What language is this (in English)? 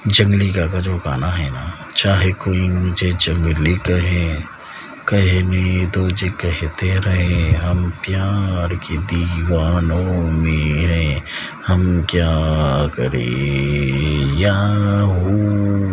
Urdu